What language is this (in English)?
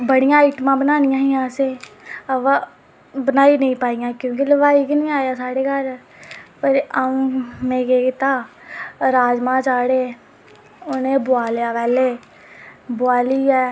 Dogri